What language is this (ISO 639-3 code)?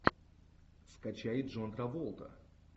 rus